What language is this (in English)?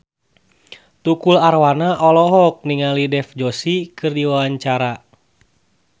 Sundanese